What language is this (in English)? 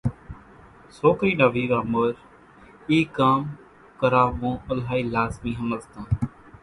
Kachi Koli